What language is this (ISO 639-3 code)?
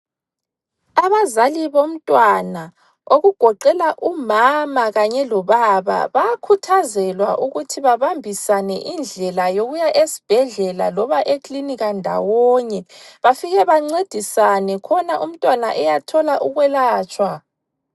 nde